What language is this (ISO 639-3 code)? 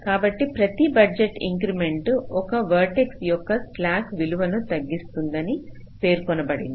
tel